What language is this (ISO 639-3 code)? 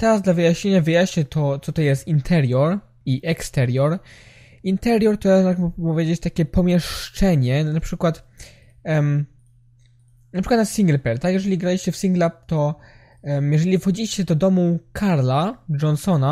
pol